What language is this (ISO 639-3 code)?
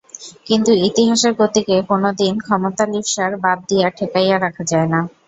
ben